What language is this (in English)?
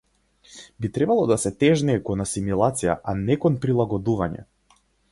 Macedonian